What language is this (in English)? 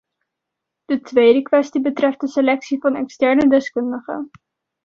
Dutch